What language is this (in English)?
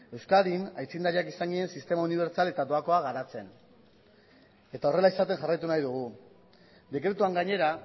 Basque